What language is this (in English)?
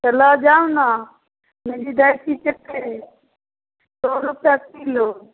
Maithili